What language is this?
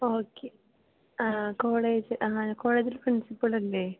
Malayalam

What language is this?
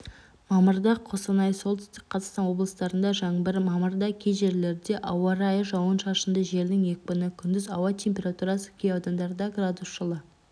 Kazakh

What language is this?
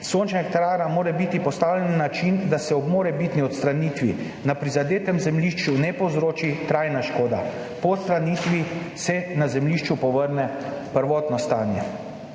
Slovenian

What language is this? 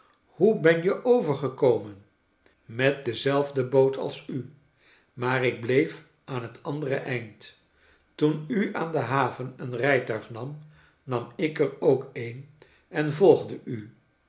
Dutch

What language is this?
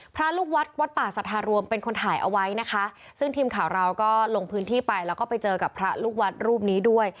Thai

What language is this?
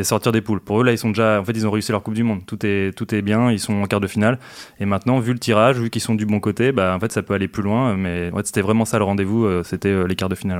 French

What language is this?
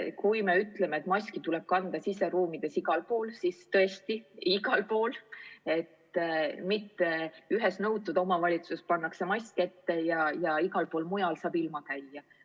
Estonian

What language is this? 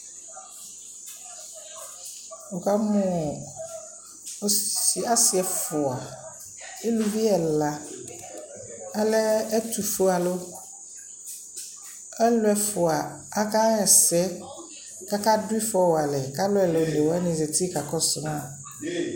Ikposo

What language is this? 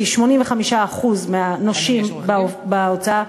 Hebrew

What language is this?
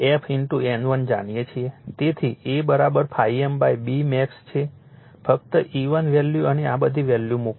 Gujarati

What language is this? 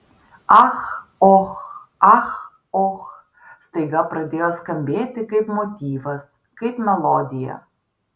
Lithuanian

